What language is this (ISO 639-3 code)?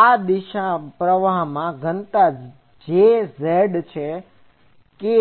guj